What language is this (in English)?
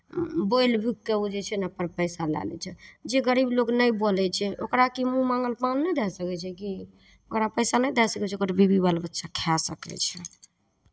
Maithili